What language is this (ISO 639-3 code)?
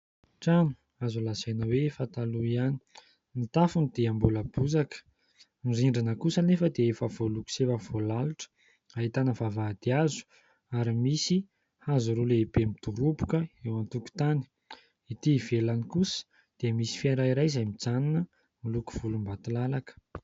mlg